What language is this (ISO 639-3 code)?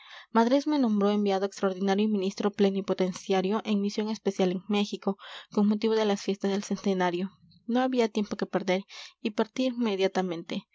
spa